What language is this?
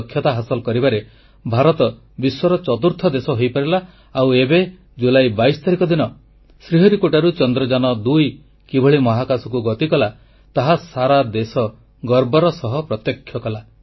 Odia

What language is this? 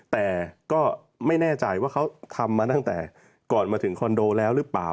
Thai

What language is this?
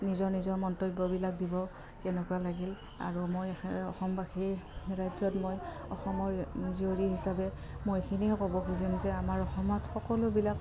Assamese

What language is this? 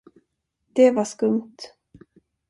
Swedish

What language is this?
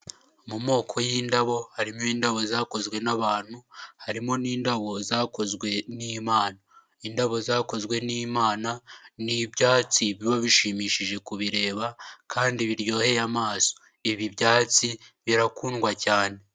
Kinyarwanda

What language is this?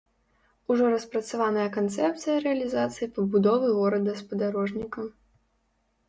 Belarusian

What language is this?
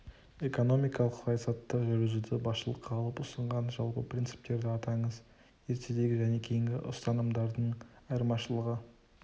Kazakh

